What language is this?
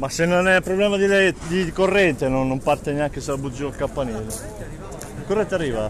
Italian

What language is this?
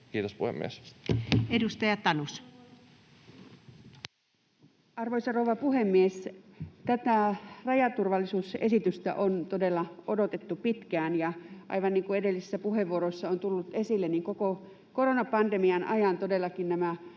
Finnish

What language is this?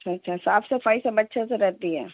Urdu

